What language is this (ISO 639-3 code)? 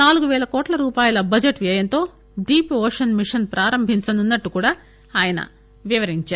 tel